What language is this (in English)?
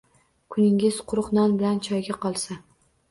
Uzbek